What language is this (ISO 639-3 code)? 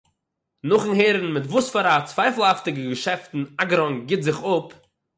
yid